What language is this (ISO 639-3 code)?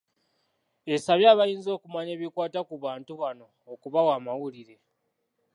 lug